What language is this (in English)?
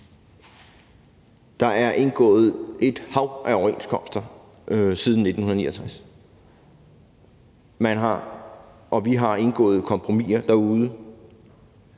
Danish